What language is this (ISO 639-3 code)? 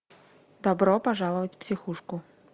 rus